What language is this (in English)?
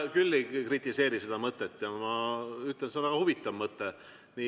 Estonian